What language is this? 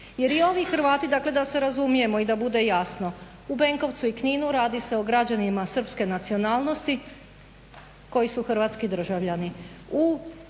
Croatian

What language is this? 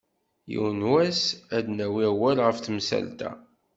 Kabyle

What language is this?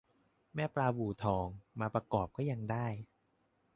Thai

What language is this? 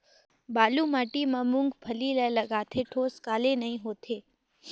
Chhattisgarhi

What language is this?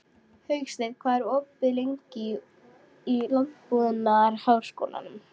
Icelandic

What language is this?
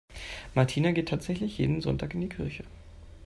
German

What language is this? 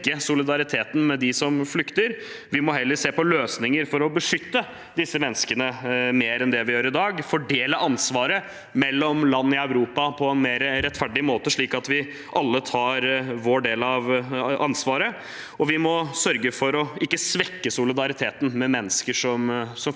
Norwegian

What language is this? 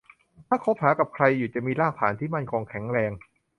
Thai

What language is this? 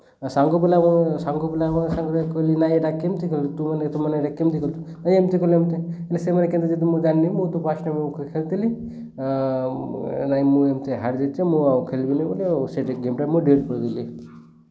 Odia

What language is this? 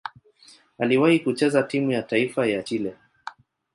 Swahili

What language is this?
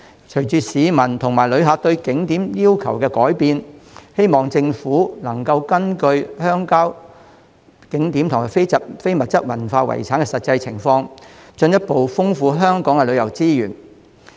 Cantonese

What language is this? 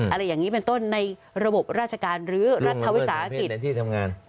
Thai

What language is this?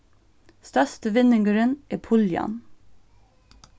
Faroese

